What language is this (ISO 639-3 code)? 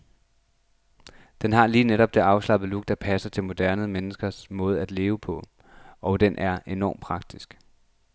dan